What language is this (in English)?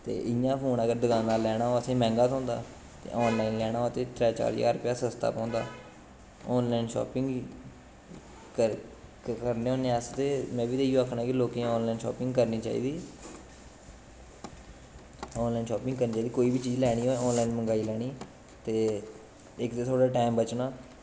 Dogri